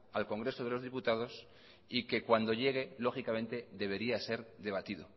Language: Spanish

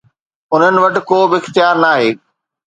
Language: Sindhi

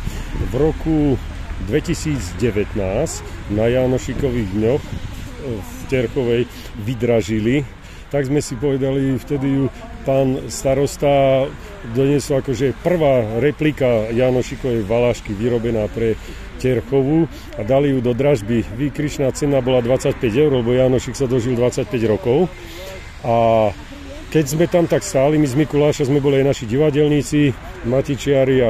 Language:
Slovak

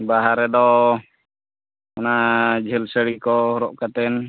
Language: Santali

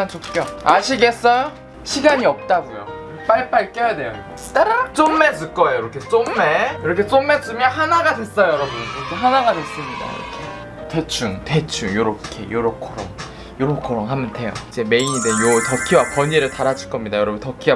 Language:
Korean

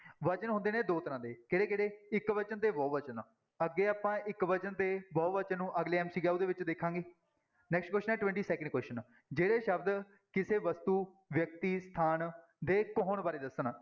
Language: Punjabi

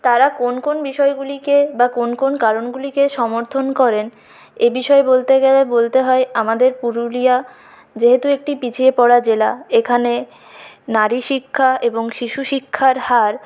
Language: Bangla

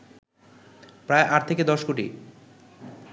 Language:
Bangla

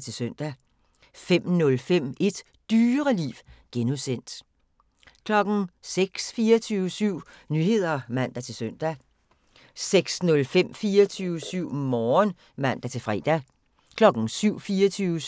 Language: Danish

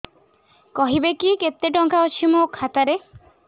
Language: Odia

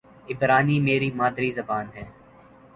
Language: Urdu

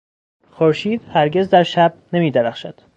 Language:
Persian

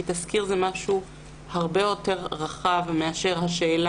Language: Hebrew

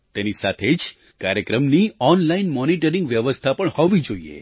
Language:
Gujarati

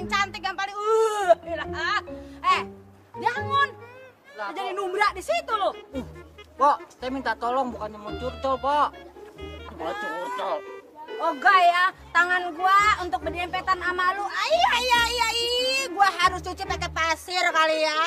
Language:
Indonesian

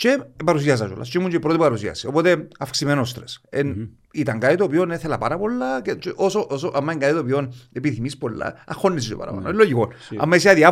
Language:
Greek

